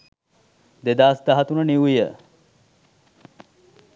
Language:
Sinhala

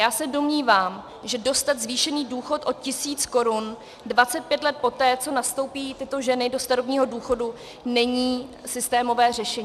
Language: Czech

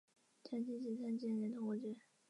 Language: Chinese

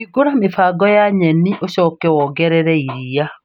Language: Kikuyu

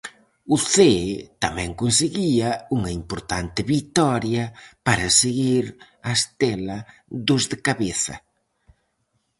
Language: Galician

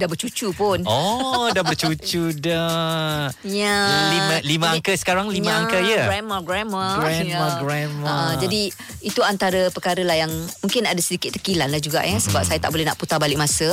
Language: Malay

